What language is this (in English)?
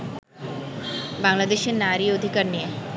Bangla